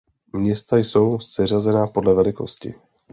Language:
Czech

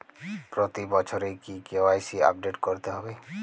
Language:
Bangla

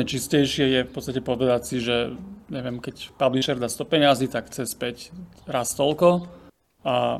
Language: Slovak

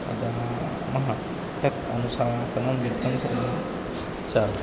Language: Sanskrit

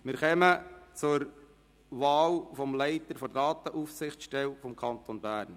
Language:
Swiss German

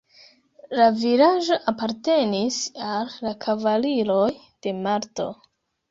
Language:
Esperanto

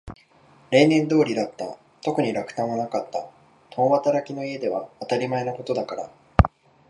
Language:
Japanese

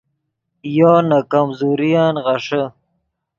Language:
Yidgha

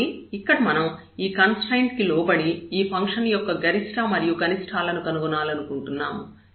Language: Telugu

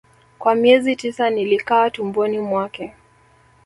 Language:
Swahili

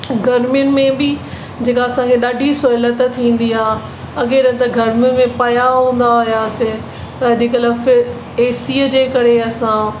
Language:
Sindhi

